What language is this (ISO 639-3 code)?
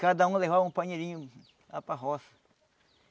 por